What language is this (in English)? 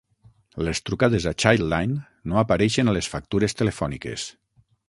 Catalan